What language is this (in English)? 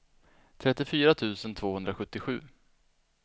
Swedish